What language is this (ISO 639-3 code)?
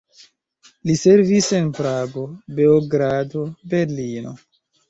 epo